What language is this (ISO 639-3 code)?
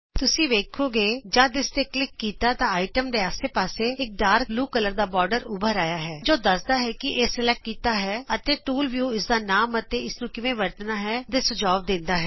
pan